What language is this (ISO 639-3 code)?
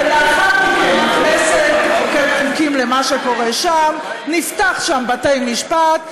heb